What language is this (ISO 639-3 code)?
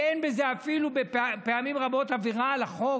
heb